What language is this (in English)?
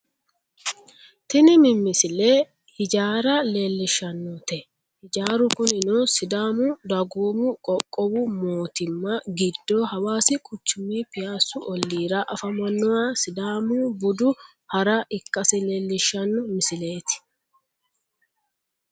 Sidamo